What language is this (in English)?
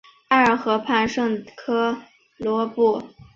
Chinese